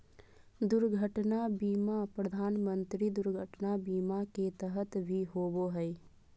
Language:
Magahi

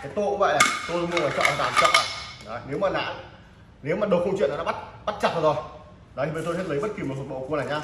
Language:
Vietnamese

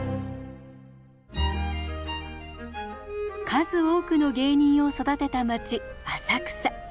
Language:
Japanese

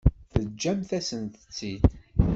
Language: Kabyle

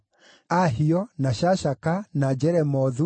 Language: Kikuyu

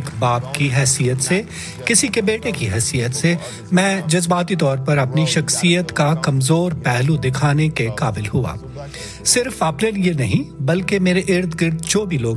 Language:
Urdu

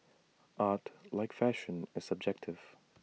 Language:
English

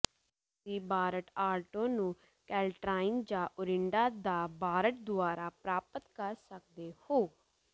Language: Punjabi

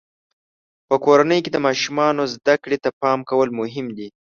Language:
Pashto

